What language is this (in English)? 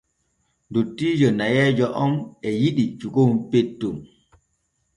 Borgu Fulfulde